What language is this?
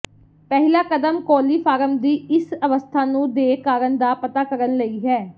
Punjabi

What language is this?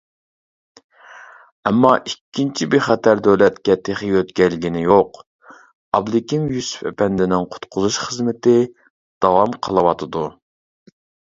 Uyghur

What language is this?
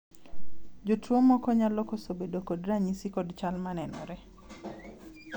Luo (Kenya and Tanzania)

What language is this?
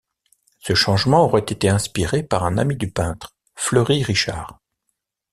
French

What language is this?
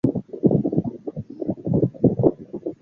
Chinese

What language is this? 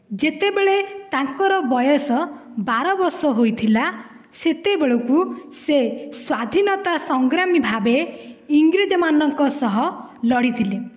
Odia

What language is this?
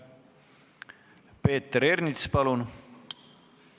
Estonian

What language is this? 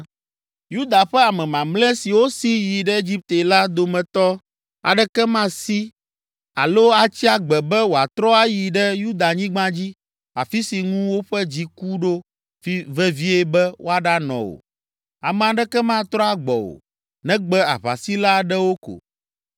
Ewe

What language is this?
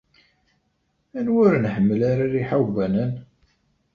Kabyle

